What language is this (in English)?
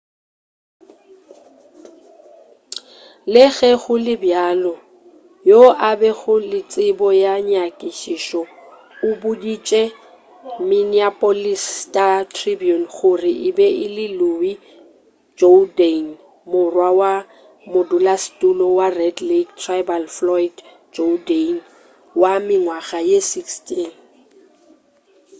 Northern Sotho